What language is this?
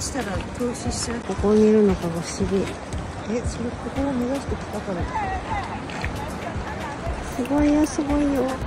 Japanese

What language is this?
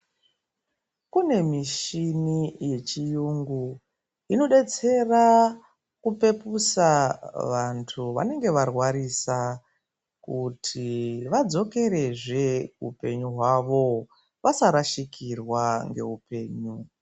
Ndau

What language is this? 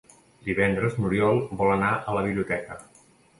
Catalan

